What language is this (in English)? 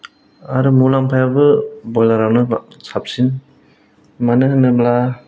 Bodo